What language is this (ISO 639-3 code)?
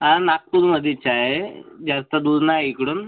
mar